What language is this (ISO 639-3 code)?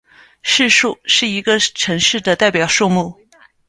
zho